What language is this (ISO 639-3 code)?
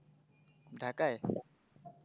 ben